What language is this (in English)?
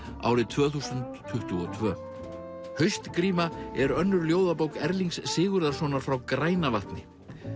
Icelandic